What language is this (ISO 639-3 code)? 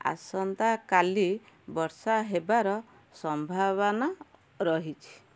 ori